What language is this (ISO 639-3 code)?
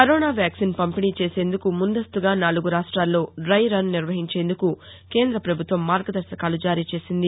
tel